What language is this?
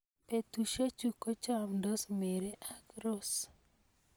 Kalenjin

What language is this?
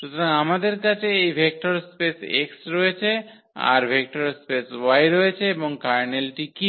Bangla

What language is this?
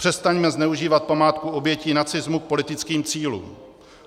Czech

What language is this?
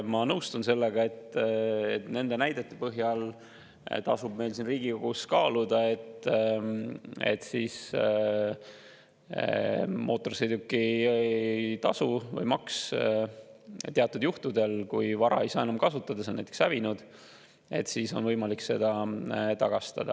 Estonian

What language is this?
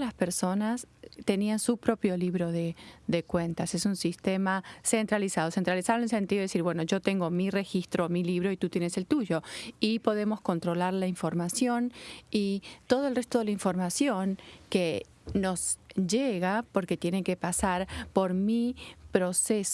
Spanish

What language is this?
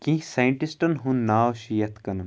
Kashmiri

